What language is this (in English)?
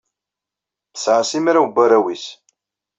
Kabyle